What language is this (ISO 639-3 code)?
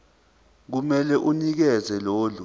zul